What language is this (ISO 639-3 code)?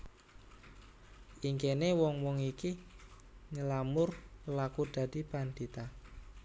jav